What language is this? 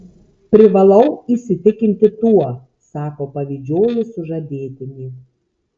Lithuanian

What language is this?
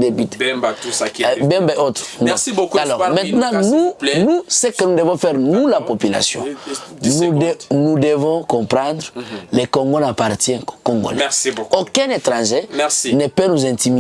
French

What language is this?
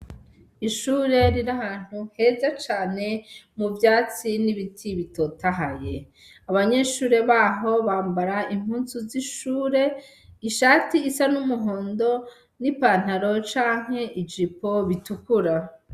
Rundi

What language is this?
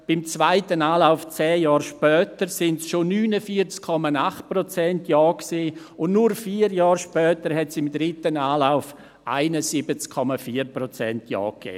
Swiss German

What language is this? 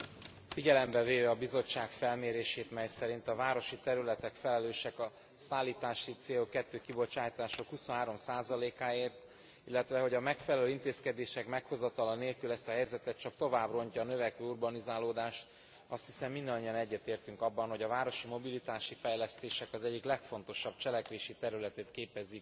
Hungarian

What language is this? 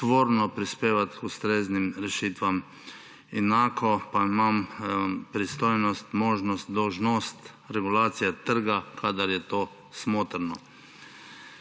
Slovenian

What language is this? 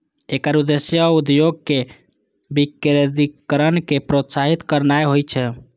Maithili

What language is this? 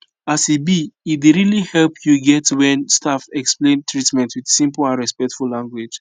Nigerian Pidgin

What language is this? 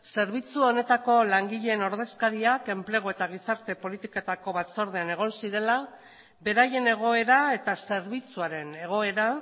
Basque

